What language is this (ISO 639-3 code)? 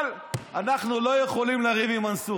heb